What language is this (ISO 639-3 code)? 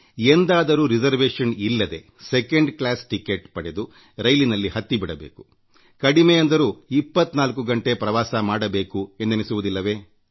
kan